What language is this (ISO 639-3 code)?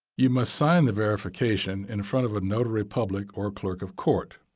eng